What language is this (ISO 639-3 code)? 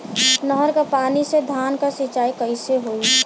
bho